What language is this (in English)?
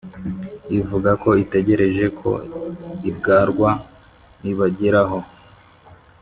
Kinyarwanda